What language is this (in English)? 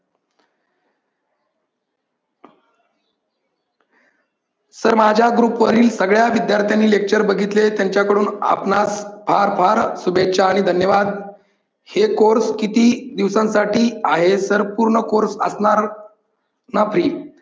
Marathi